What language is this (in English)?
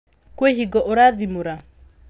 Kikuyu